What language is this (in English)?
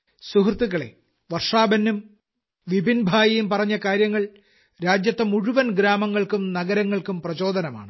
Malayalam